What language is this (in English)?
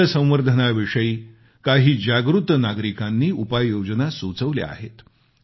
Marathi